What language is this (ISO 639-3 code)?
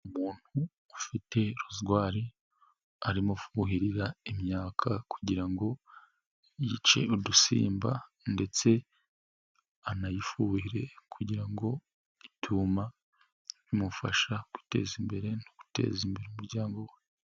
kin